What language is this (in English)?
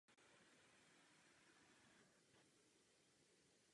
Czech